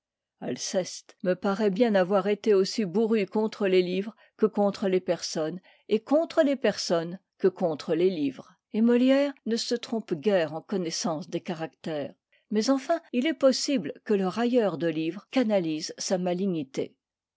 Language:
French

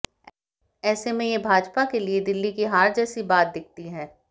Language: Hindi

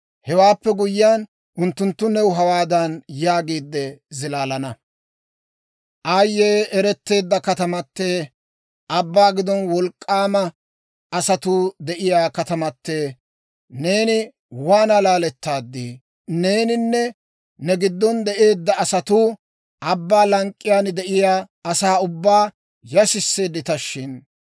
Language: Dawro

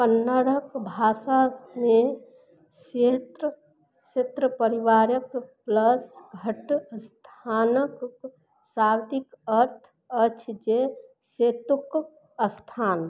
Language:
Maithili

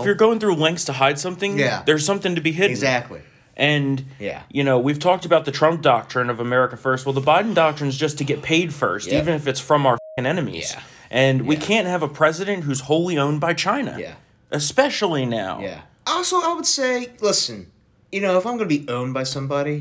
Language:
English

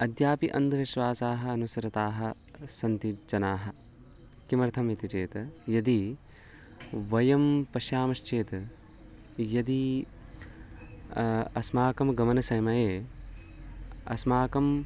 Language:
Sanskrit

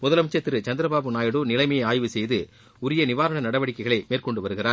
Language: Tamil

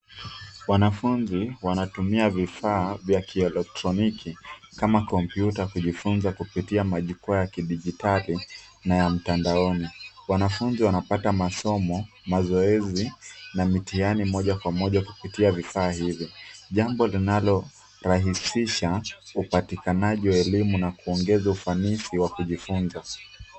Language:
Swahili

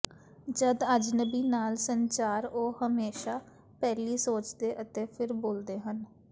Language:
Punjabi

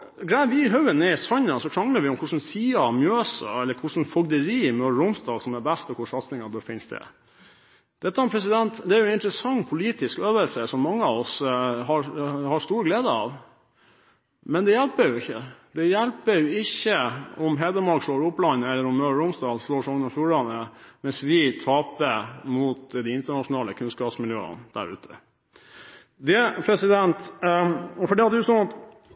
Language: Norwegian Bokmål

